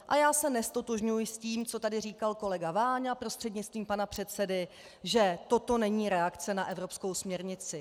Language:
Czech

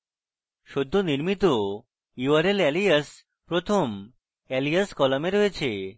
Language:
Bangla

